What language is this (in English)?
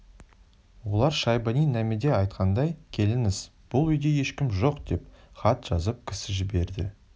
Kazakh